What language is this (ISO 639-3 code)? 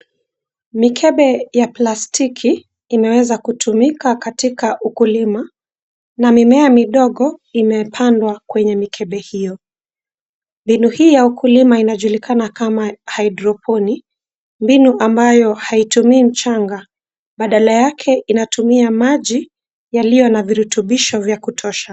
swa